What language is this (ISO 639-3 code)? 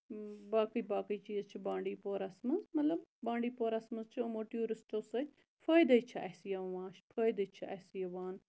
kas